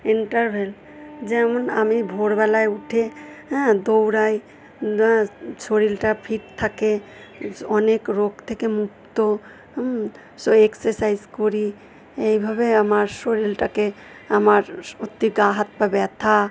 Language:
Bangla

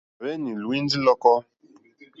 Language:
Mokpwe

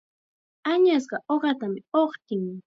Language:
Chiquián Ancash Quechua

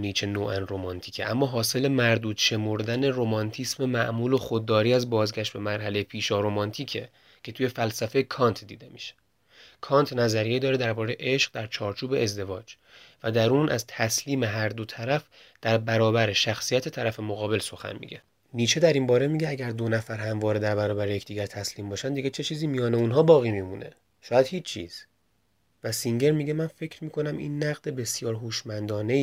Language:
Persian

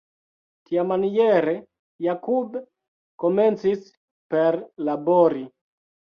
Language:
Esperanto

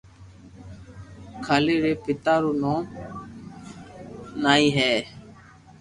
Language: Loarki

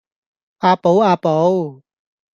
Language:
Cantonese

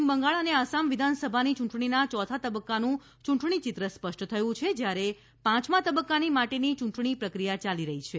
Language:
Gujarati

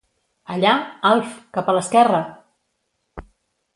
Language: Catalan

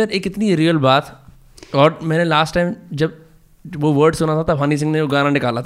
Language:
Hindi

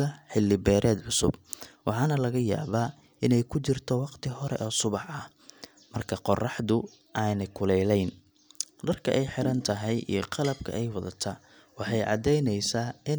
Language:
Somali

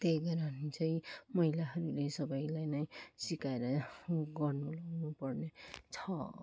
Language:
Nepali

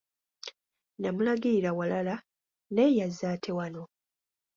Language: Ganda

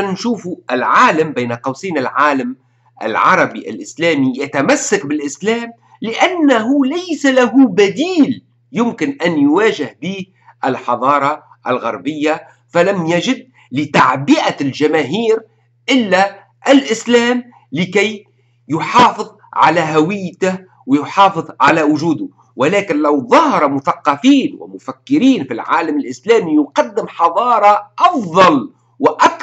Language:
Arabic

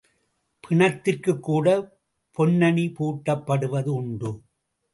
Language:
Tamil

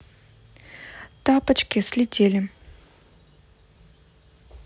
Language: Russian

